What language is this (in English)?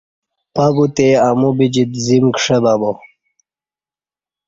Kati